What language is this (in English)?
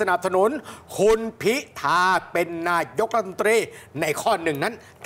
Thai